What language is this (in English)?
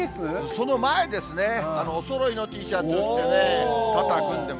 Japanese